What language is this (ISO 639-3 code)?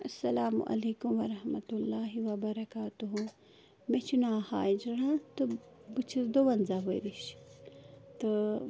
kas